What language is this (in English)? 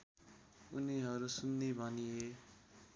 Nepali